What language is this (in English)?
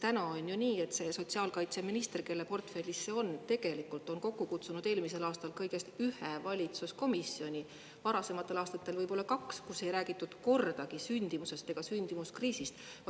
Estonian